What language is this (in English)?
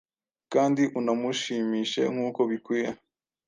Kinyarwanda